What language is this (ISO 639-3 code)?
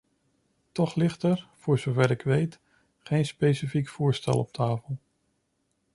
nld